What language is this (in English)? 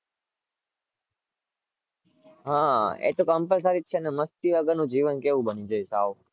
Gujarati